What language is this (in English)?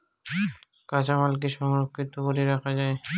Bangla